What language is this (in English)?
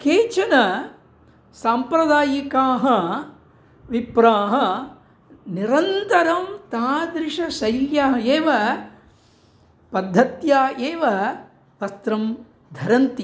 Sanskrit